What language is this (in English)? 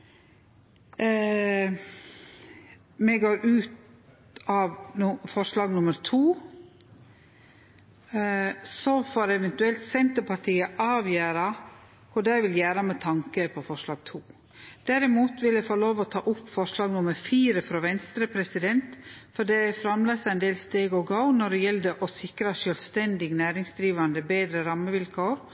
Norwegian Nynorsk